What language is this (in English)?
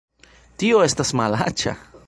Esperanto